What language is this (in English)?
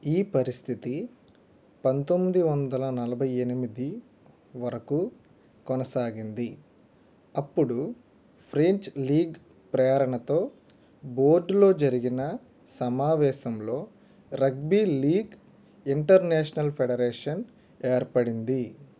Telugu